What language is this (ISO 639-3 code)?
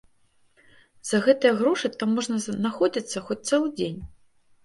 bel